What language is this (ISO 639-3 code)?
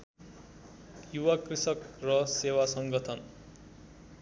nep